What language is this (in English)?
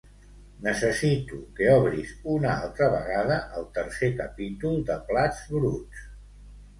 Catalan